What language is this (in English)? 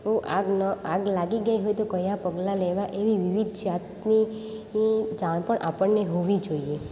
Gujarati